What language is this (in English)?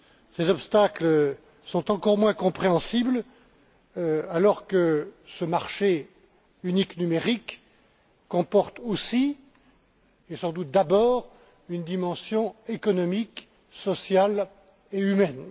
French